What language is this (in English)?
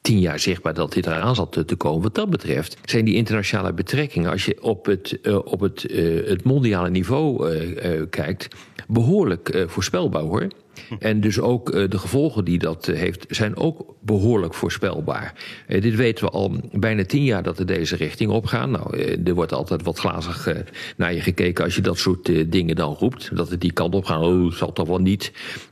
Dutch